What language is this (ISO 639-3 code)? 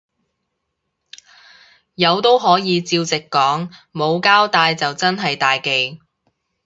yue